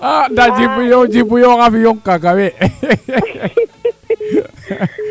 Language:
Serer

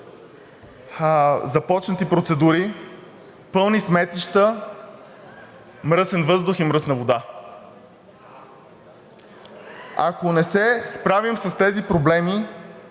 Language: Bulgarian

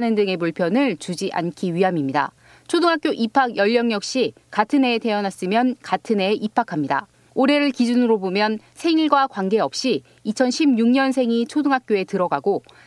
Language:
Korean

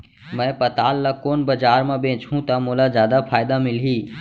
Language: Chhattisgarhi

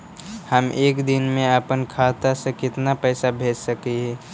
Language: Magahi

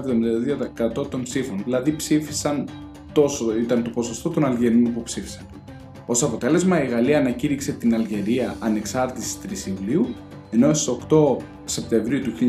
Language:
Greek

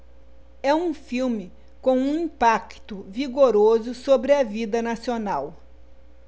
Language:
Portuguese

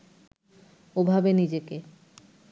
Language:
Bangla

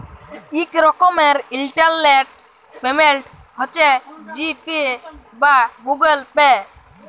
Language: Bangla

